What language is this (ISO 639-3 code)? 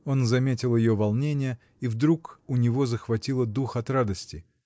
rus